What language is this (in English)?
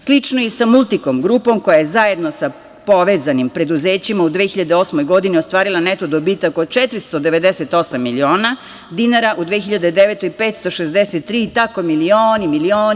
Serbian